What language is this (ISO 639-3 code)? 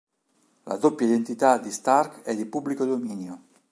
ita